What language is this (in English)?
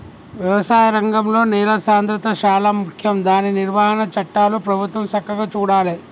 Telugu